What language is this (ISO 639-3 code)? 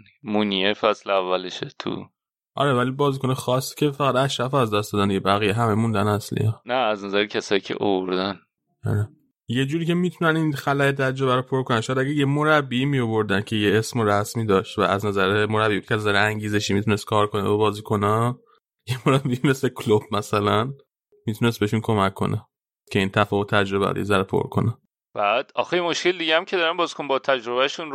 fas